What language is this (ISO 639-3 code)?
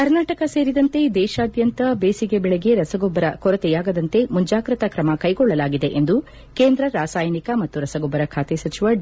kan